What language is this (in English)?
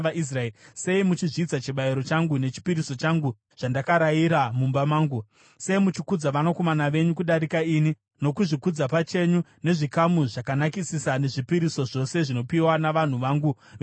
Shona